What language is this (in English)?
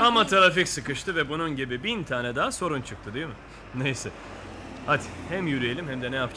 Turkish